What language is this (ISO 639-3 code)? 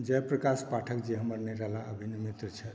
mai